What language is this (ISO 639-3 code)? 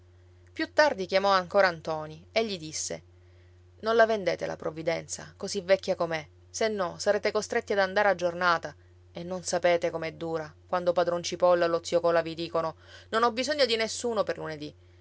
ita